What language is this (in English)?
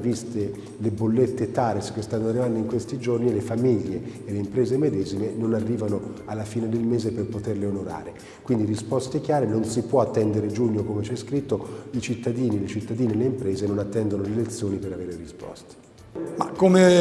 Italian